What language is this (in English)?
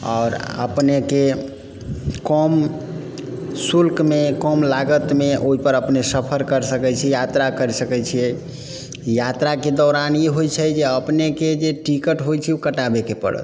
Maithili